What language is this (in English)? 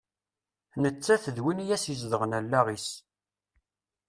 Kabyle